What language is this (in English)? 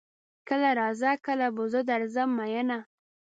Pashto